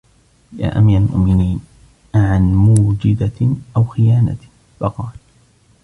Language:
Arabic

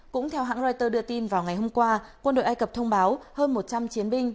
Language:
Vietnamese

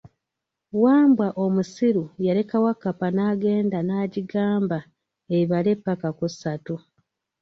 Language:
Ganda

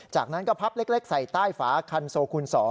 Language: Thai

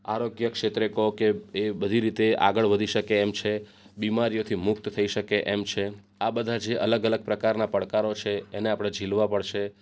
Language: Gujarati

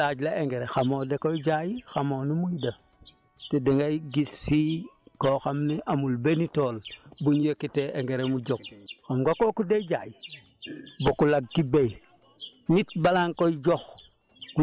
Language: Wolof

